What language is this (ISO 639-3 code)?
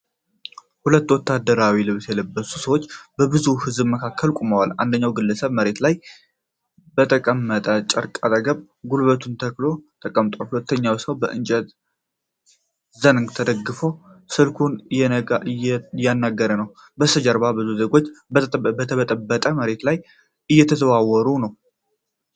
amh